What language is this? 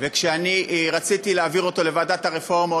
Hebrew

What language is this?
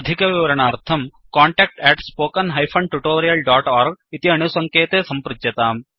Sanskrit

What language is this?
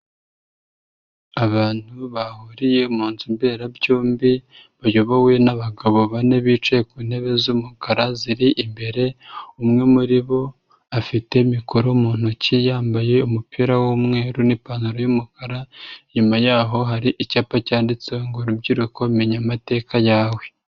Kinyarwanda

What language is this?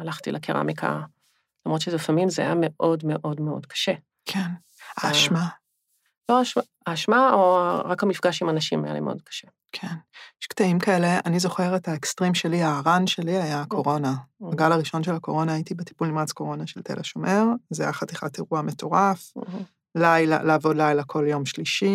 Hebrew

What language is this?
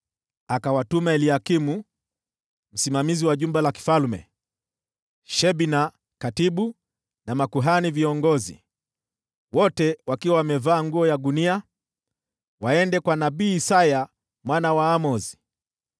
Swahili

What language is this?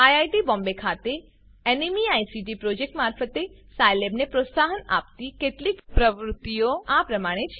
Gujarati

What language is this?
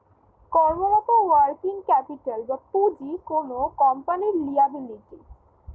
Bangla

